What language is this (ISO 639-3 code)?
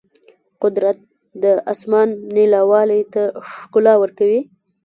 pus